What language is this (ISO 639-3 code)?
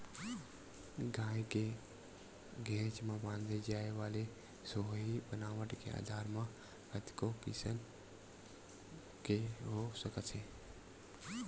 hne